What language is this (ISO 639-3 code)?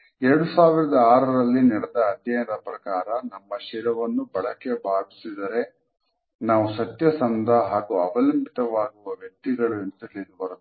kan